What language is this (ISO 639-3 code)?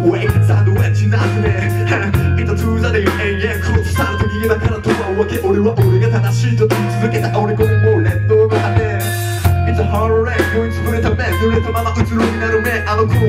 ell